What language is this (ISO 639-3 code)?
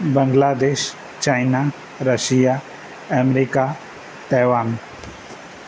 snd